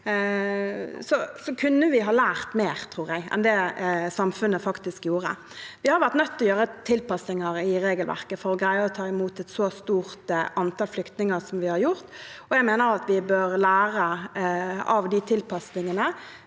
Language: Norwegian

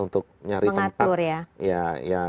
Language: Indonesian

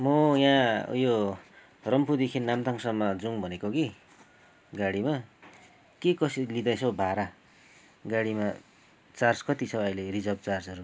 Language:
Nepali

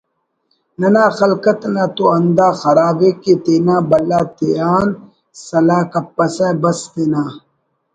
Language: Brahui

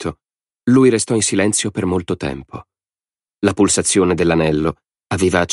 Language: Italian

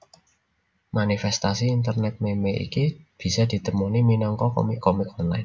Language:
Javanese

